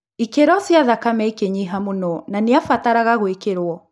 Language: Kikuyu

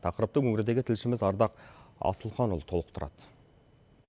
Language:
Kazakh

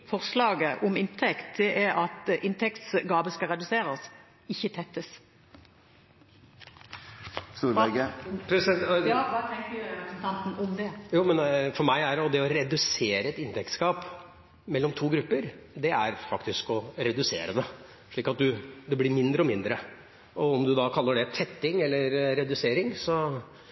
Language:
Norwegian Bokmål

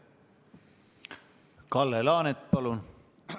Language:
Estonian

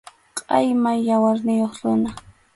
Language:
Arequipa-La Unión Quechua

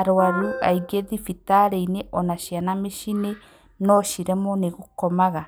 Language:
Kikuyu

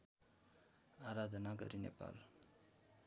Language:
Nepali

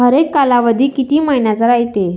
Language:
Marathi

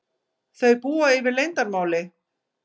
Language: Icelandic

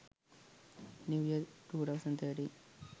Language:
Sinhala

